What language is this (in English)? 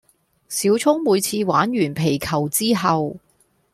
Cantonese